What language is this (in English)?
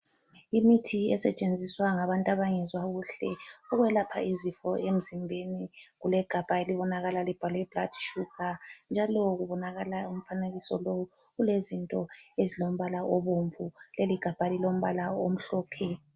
North Ndebele